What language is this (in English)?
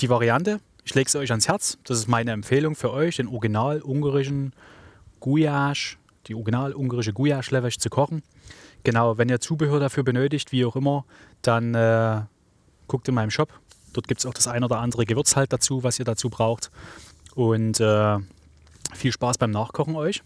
German